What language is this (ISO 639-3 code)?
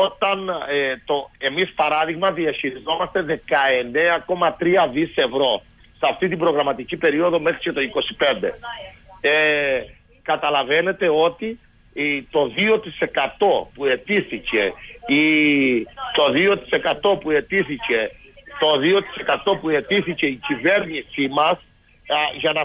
ell